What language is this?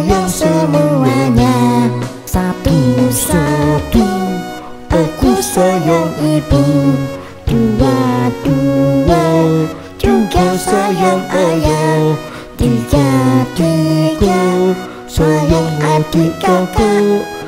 Indonesian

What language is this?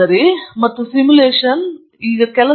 Kannada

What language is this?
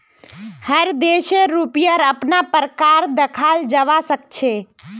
Magahi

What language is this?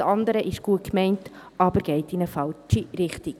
Swiss German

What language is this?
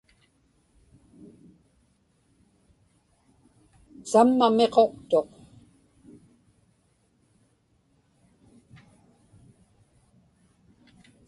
Inupiaq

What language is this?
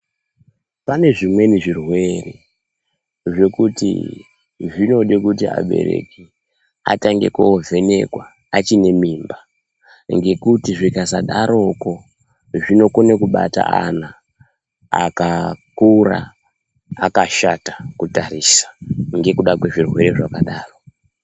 Ndau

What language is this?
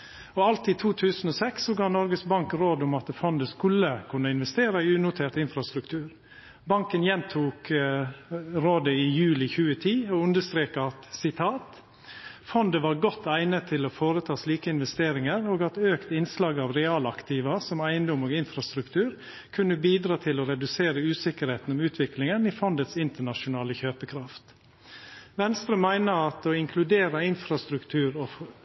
Norwegian Nynorsk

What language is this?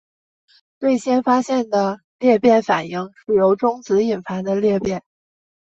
Chinese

